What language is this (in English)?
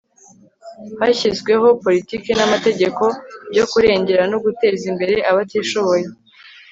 Kinyarwanda